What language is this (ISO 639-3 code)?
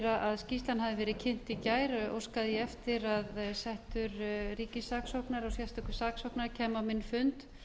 isl